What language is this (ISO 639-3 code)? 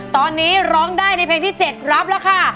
tha